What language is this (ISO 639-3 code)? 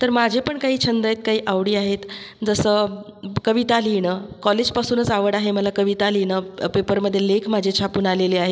mar